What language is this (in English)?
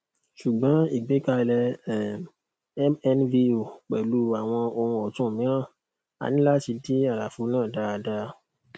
Yoruba